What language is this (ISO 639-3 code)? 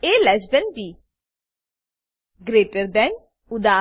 guj